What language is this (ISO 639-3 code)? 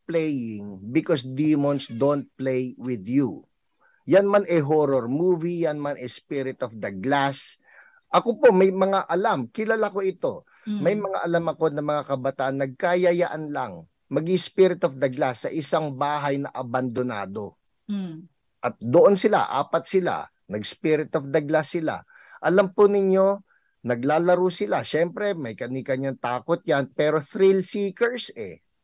fil